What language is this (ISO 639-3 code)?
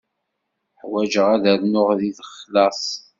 kab